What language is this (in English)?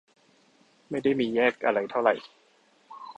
Thai